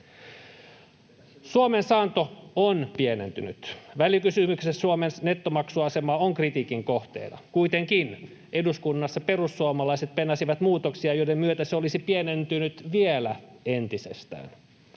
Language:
Finnish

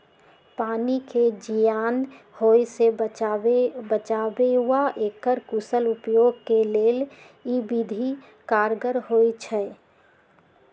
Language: Magahi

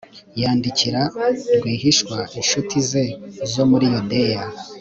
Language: Kinyarwanda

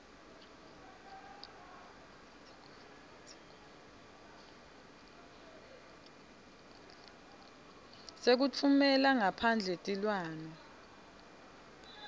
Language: Swati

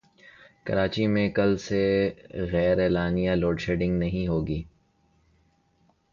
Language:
Urdu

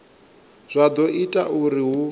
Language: Venda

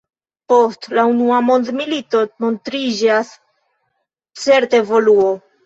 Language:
Esperanto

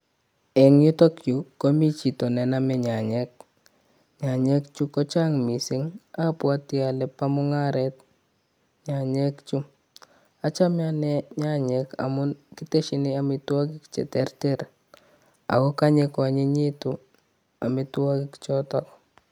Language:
Kalenjin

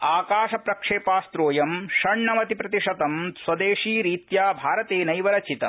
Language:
Sanskrit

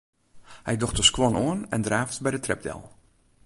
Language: Western Frisian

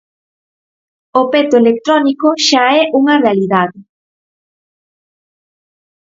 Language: Galician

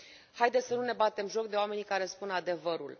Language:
Romanian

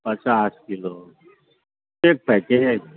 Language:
Maithili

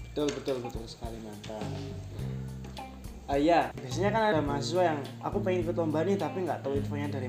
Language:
Indonesian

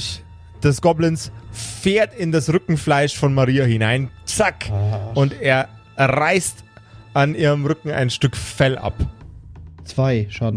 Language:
German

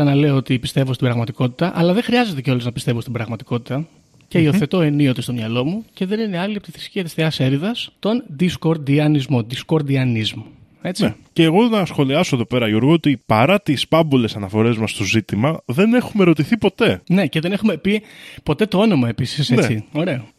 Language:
Greek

